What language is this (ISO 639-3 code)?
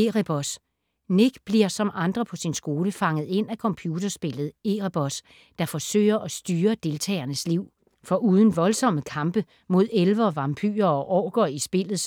dan